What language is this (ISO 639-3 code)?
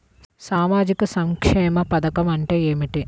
tel